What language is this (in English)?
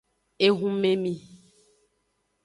Aja (Benin)